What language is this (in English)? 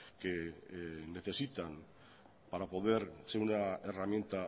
Spanish